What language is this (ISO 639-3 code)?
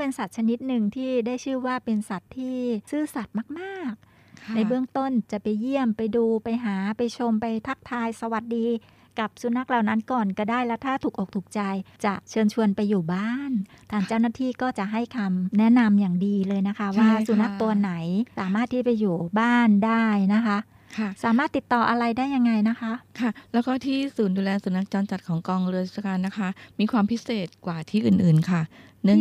tha